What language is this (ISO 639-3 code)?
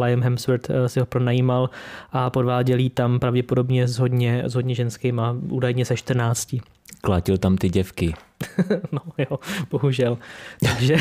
ces